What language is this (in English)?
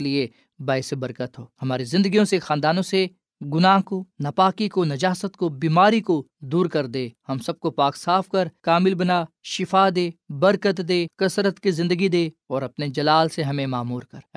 Urdu